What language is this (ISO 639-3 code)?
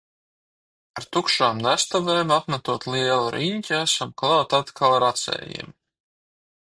lav